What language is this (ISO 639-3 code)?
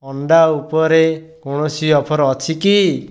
ori